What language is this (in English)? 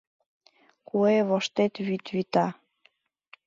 Mari